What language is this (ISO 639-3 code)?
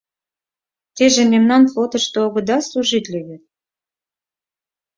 chm